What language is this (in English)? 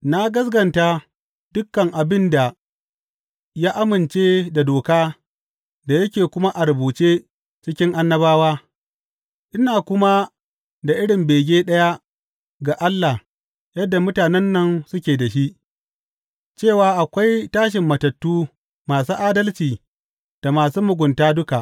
Hausa